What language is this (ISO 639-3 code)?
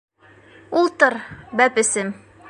bak